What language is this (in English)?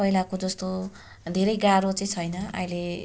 Nepali